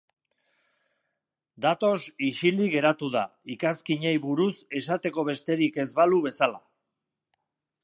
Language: Basque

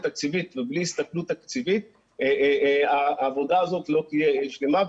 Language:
Hebrew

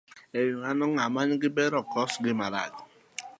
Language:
Luo (Kenya and Tanzania)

